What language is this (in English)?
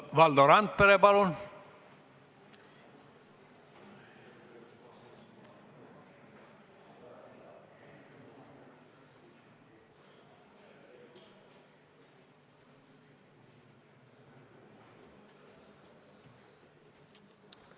Estonian